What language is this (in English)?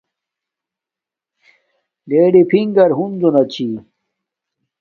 Domaaki